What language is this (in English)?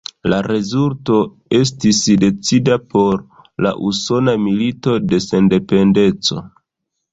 Esperanto